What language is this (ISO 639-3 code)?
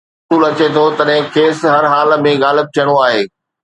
snd